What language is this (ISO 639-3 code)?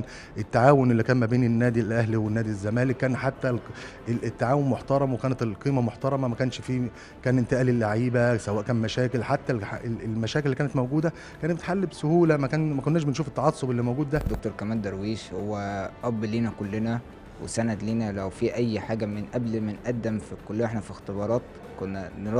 ara